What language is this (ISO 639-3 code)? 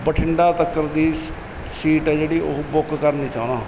pan